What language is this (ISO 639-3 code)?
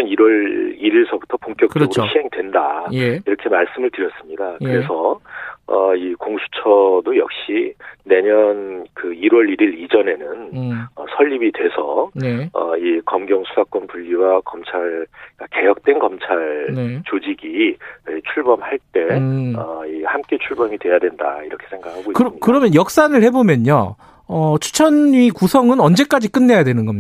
kor